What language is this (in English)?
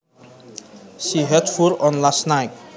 Javanese